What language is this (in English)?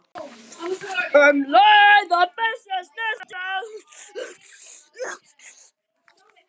Icelandic